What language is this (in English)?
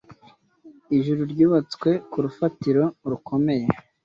Kinyarwanda